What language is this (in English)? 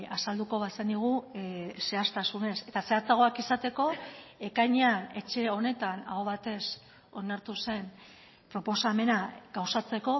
Basque